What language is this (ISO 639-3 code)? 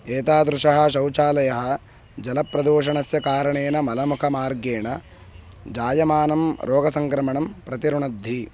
san